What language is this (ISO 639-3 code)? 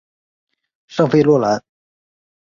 zho